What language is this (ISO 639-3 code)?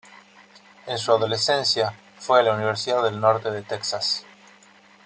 spa